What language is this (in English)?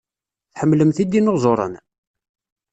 Kabyle